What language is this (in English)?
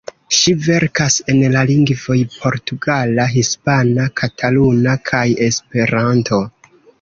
Esperanto